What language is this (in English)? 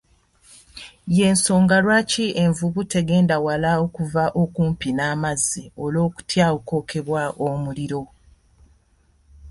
Ganda